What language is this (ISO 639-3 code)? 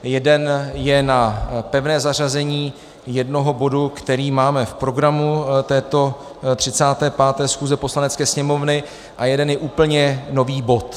ces